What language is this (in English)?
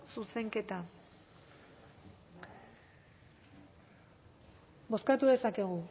Basque